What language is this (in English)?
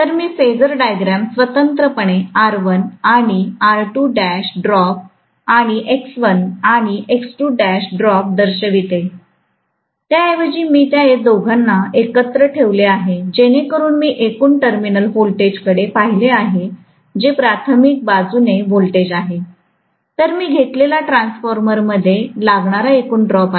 Marathi